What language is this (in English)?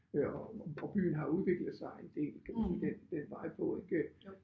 Danish